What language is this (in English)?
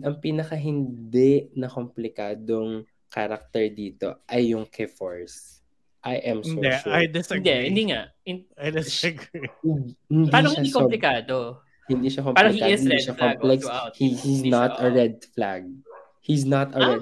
Filipino